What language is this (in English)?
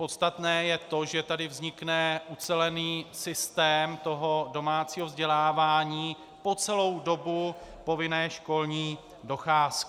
Czech